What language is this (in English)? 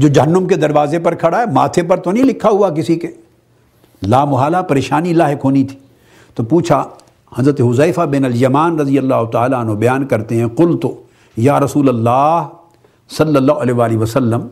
Urdu